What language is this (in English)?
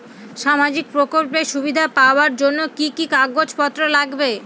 Bangla